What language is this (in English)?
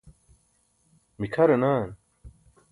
Burushaski